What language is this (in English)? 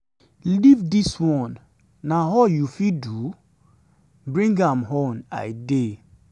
Nigerian Pidgin